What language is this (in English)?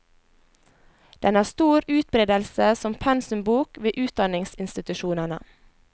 Norwegian